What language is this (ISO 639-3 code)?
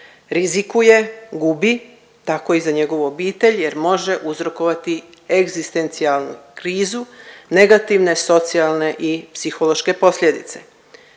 hrv